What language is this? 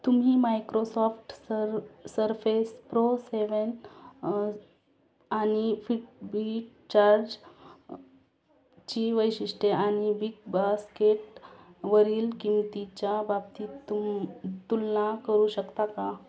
Marathi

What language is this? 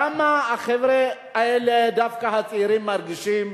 Hebrew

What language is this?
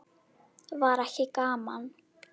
Icelandic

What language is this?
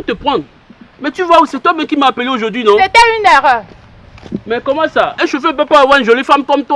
French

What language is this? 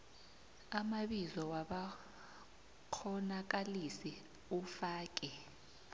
South Ndebele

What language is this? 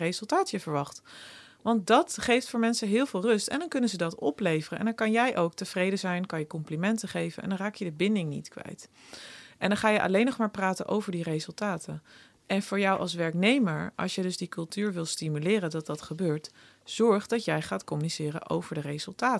Dutch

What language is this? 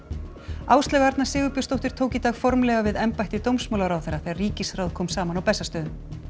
Icelandic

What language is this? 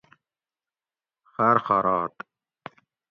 Gawri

